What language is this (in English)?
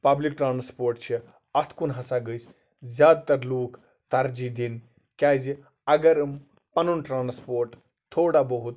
Kashmiri